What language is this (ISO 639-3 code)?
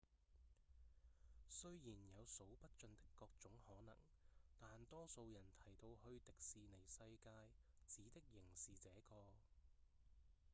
yue